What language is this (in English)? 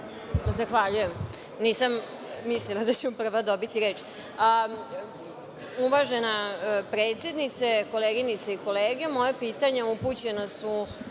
Serbian